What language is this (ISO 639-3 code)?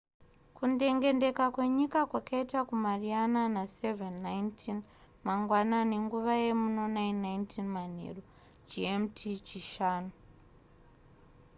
sna